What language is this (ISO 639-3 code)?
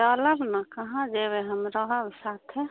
mai